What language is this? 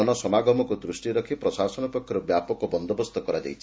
Odia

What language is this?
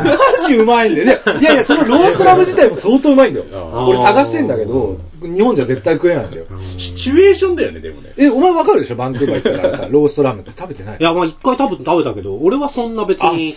Japanese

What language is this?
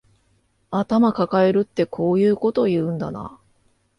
Japanese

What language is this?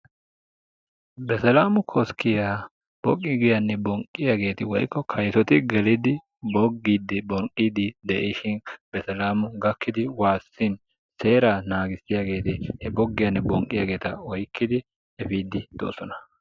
Wolaytta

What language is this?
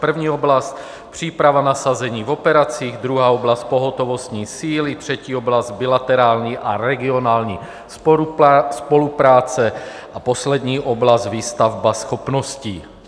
Czech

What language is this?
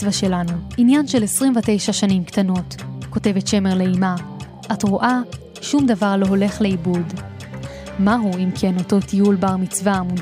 Hebrew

